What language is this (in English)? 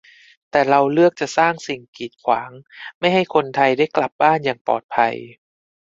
Thai